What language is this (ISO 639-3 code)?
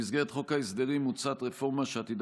heb